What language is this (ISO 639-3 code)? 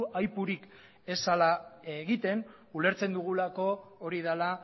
eus